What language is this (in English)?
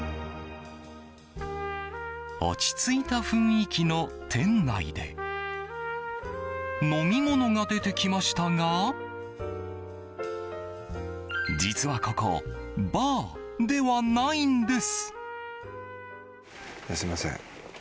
Japanese